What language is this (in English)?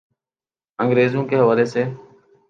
Urdu